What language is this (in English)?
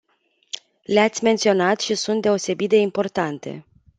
Romanian